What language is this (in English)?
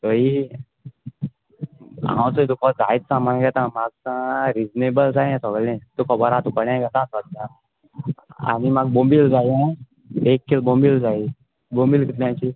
Konkani